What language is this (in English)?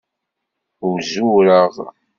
Kabyle